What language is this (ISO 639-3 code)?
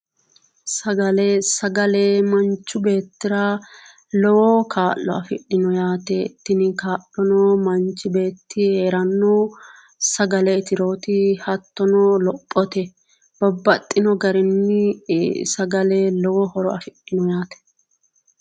sid